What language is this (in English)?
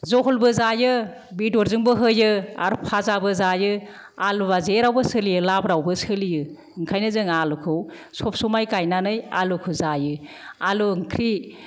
Bodo